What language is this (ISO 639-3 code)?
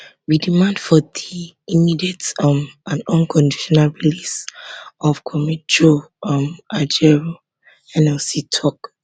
pcm